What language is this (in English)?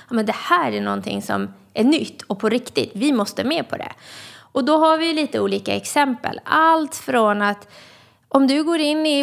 Swedish